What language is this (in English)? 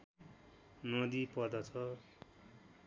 Nepali